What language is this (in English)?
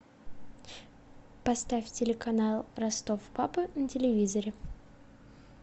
Russian